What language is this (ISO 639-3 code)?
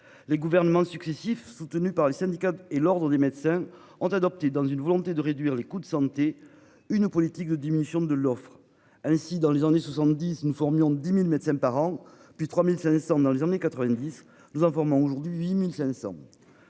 fra